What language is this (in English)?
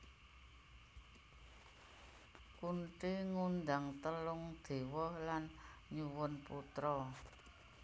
Javanese